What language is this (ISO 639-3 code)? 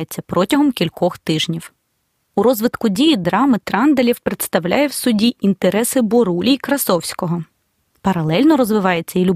ukr